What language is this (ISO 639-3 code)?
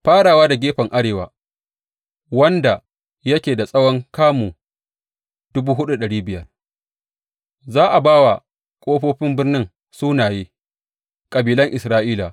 hau